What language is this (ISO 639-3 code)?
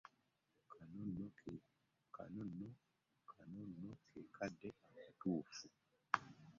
lug